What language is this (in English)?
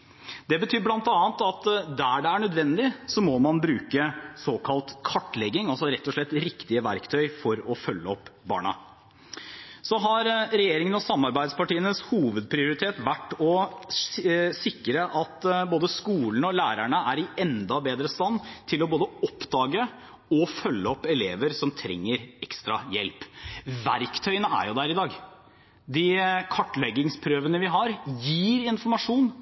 Norwegian Bokmål